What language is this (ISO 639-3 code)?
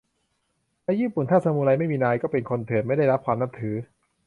tha